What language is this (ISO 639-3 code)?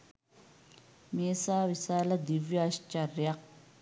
sin